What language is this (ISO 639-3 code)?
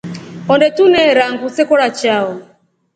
rof